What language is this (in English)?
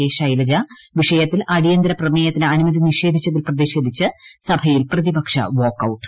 Malayalam